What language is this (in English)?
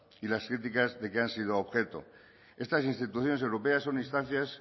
Spanish